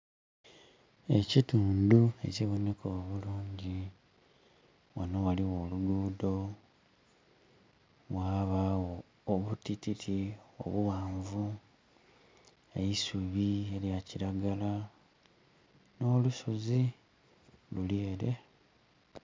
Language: Soga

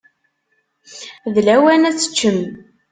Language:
Kabyle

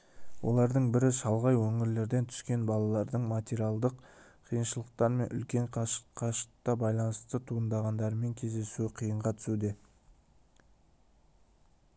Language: Kazakh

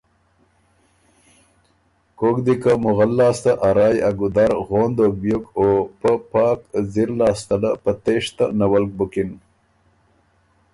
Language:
Ormuri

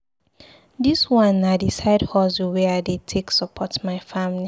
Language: Nigerian Pidgin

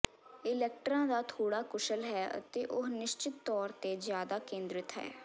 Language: Punjabi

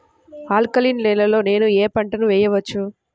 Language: Telugu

